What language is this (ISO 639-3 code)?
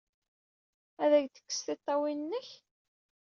kab